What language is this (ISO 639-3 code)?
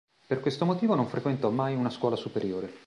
ita